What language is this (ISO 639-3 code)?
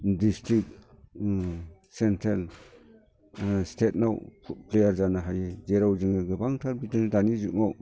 brx